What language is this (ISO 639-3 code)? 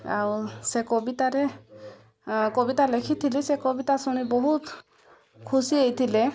ori